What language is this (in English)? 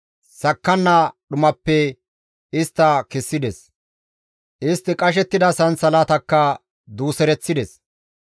Gamo